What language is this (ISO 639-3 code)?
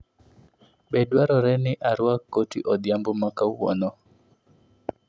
luo